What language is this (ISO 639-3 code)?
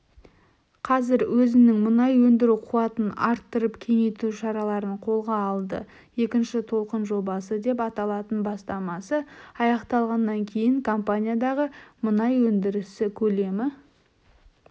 kaz